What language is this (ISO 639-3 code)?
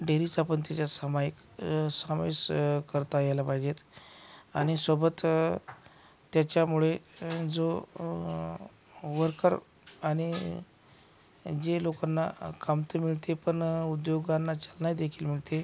mar